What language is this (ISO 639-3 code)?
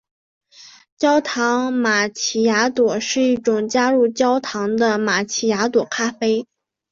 zho